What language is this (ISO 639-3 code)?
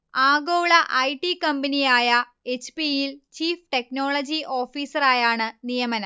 mal